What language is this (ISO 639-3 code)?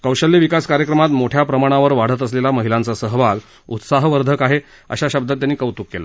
mar